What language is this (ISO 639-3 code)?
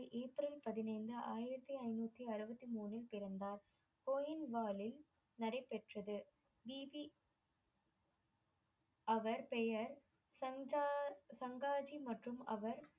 tam